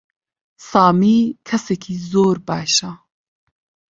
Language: Central Kurdish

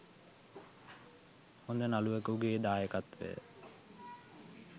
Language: Sinhala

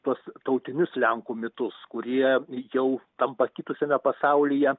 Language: Lithuanian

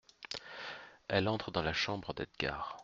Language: French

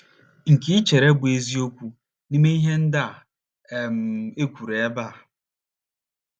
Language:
Igbo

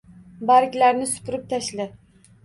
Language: Uzbek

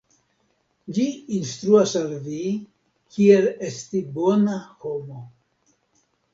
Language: Esperanto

